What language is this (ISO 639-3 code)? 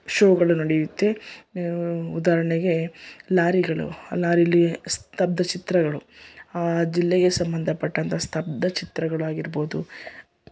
kan